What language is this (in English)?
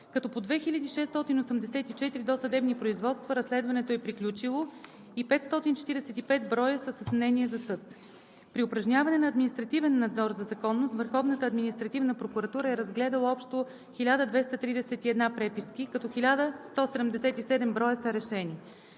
Bulgarian